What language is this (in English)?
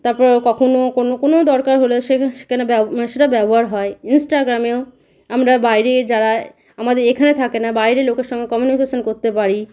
Bangla